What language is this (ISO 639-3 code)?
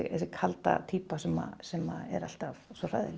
isl